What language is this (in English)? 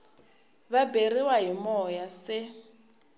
Tsonga